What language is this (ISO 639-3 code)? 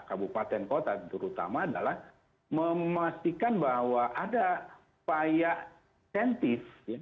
ind